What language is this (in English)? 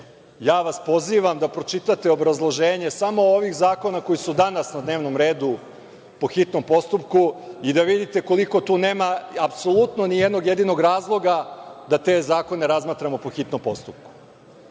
Serbian